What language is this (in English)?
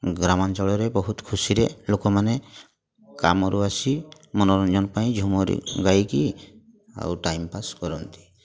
Odia